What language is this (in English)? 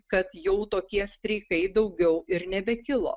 Lithuanian